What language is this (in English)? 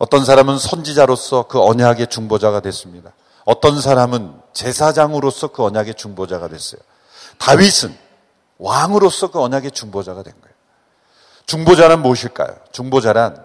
Korean